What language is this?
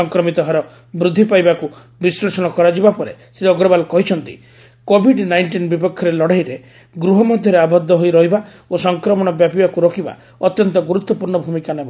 Odia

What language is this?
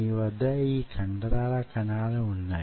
Telugu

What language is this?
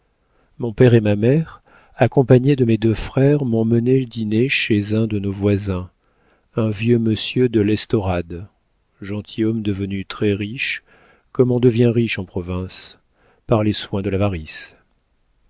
French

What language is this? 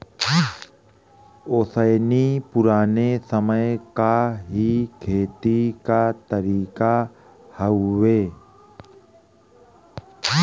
Bhojpuri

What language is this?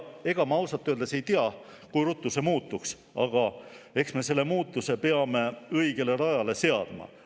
Estonian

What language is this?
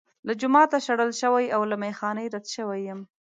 Pashto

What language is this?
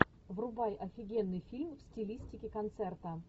Russian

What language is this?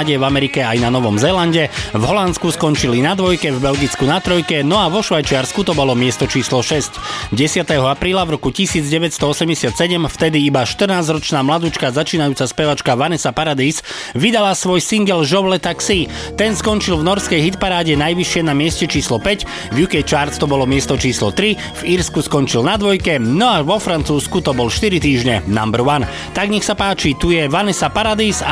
Slovak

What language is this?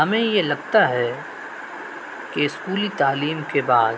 Urdu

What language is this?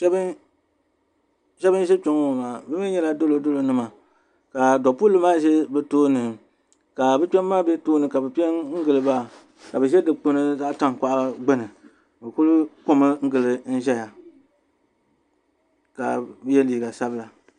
Dagbani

